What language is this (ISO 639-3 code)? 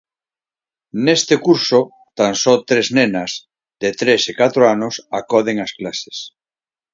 glg